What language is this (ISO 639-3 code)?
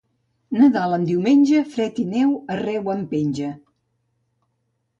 cat